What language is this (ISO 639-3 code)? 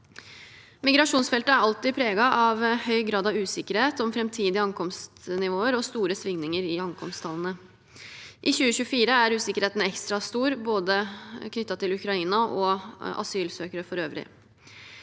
nor